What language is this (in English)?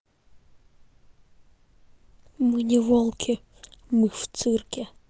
Russian